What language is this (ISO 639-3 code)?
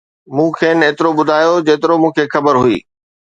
snd